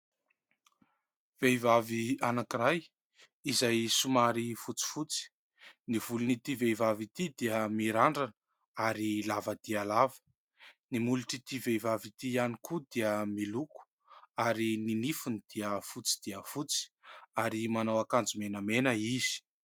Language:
Malagasy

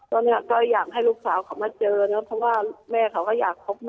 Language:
Thai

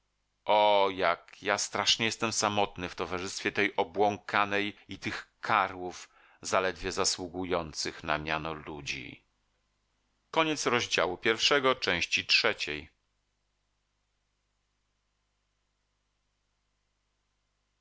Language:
Polish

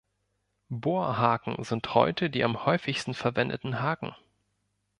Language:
German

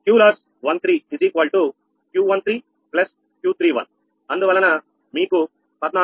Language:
Telugu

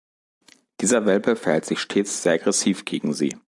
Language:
German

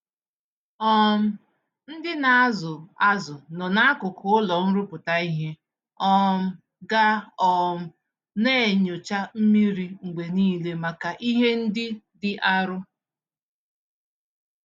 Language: Igbo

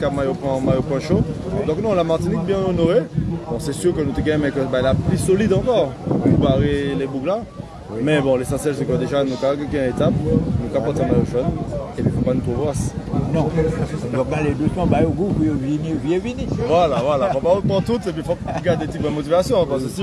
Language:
French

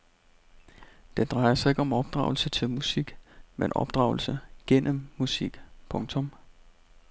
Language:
Danish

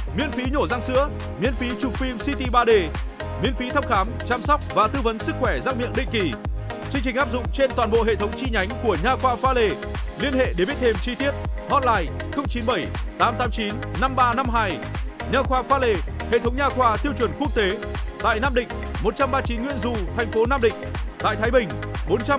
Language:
Vietnamese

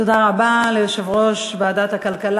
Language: Hebrew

